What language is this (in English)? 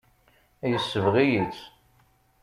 Kabyle